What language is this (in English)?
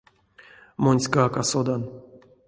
Erzya